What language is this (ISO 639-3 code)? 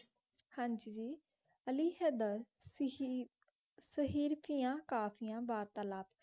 pan